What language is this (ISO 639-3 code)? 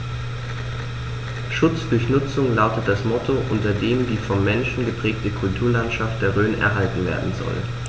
deu